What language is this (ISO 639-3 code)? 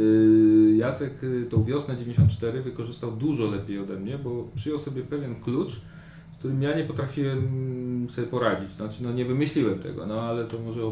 pol